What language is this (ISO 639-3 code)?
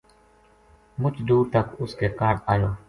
gju